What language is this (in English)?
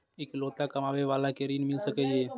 Maithili